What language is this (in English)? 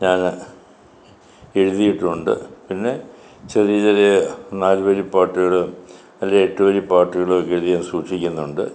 Malayalam